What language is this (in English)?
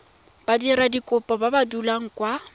Tswana